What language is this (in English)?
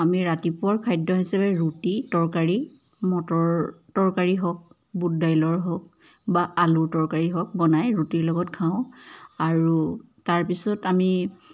Assamese